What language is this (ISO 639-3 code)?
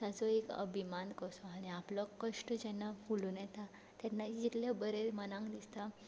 kok